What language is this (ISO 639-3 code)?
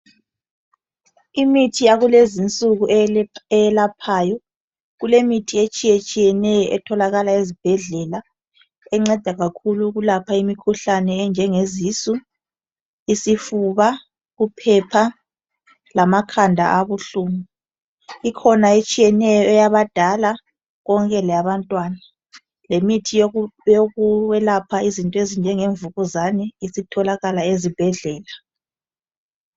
nde